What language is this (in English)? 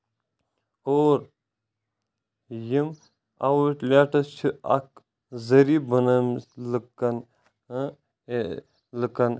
Kashmiri